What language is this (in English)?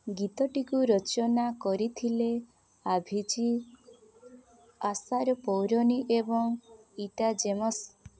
Odia